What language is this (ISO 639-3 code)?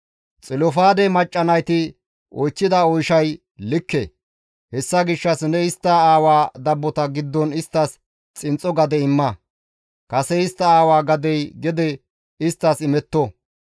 gmv